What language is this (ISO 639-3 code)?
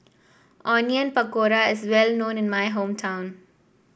eng